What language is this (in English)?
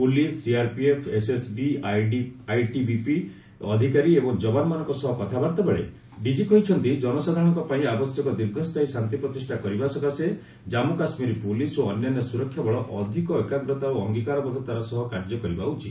Odia